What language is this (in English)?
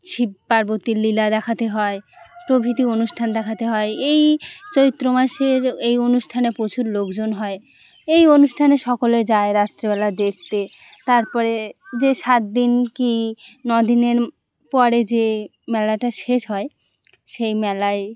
Bangla